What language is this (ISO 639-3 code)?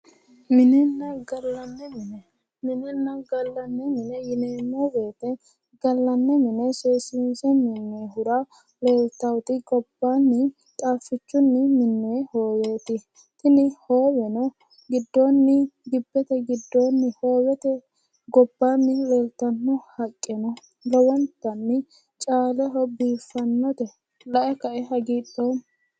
sid